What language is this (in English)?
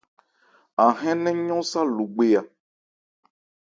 Ebrié